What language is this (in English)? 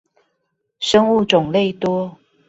Chinese